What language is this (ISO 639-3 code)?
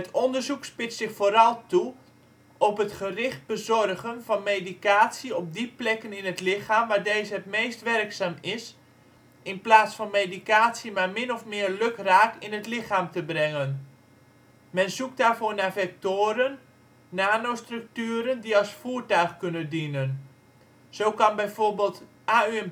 nld